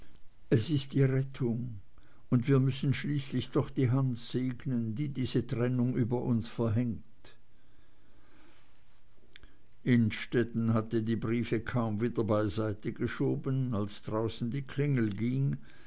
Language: German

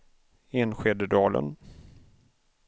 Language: Swedish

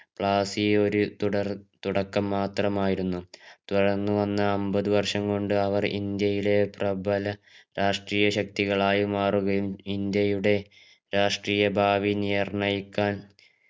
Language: Malayalam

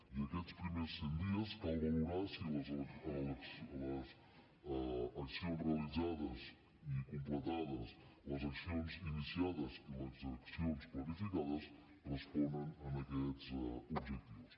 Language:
Catalan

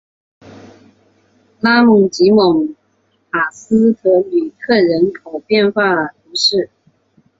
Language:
Chinese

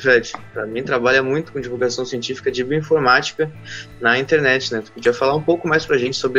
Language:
Portuguese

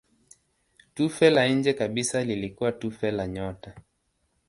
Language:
Swahili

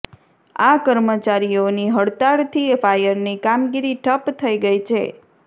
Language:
Gujarati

